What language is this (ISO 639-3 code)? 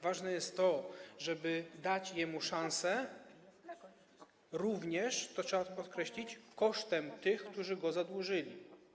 pol